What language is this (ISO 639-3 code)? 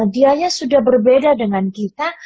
ind